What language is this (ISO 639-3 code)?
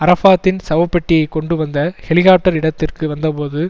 tam